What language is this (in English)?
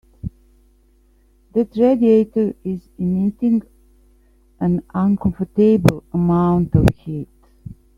English